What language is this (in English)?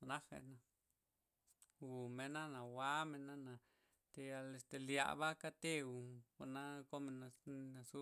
Loxicha Zapotec